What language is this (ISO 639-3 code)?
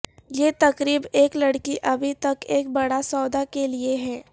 urd